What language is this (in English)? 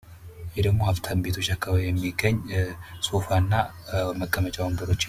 Amharic